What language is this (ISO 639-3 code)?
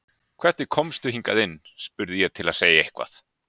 isl